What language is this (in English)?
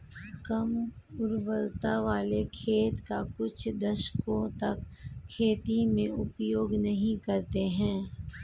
Hindi